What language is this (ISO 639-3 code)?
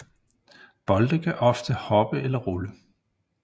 dan